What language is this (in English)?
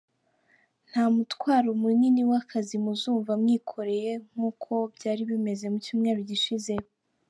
Kinyarwanda